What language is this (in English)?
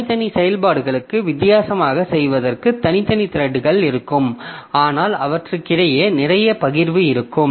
Tamil